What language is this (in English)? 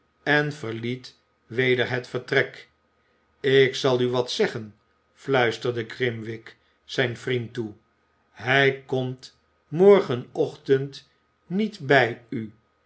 Dutch